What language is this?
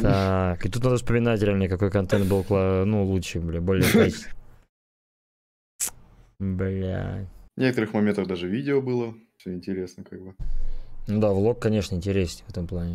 Russian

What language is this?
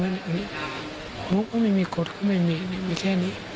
Thai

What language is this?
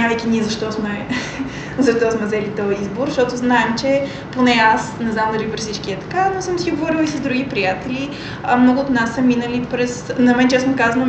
Bulgarian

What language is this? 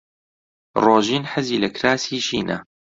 Central Kurdish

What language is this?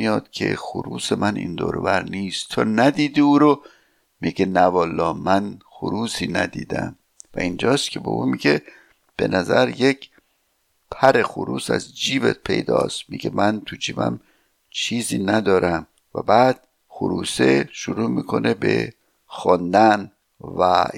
Persian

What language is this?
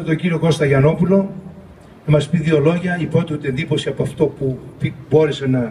Greek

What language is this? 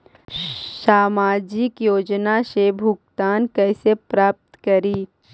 Magahi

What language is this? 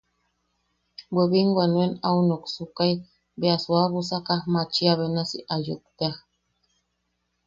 Yaqui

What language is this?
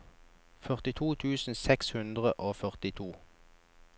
Norwegian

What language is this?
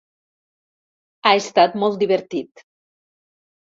Catalan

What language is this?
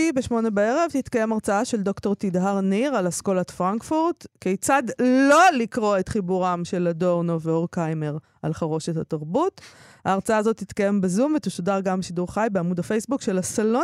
Hebrew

